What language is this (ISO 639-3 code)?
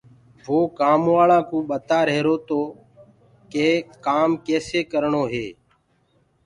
ggg